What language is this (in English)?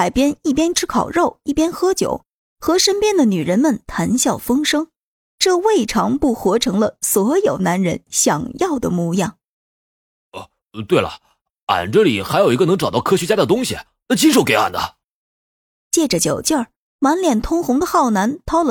Chinese